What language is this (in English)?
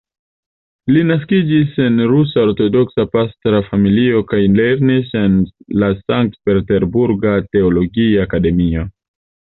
Esperanto